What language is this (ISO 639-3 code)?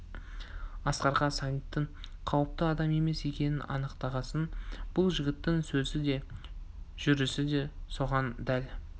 kaz